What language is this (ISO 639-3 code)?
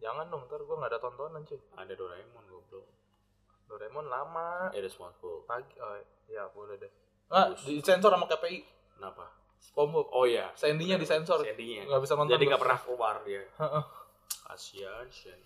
ind